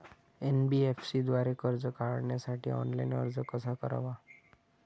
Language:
Marathi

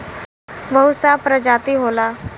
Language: Bhojpuri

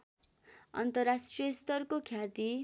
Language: Nepali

